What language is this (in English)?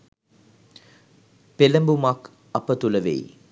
Sinhala